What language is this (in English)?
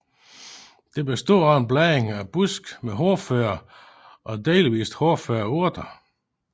Danish